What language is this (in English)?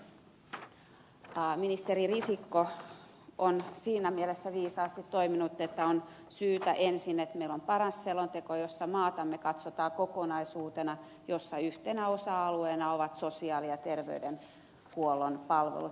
Finnish